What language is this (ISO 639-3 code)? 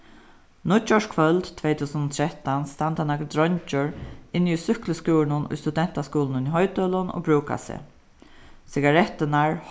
fao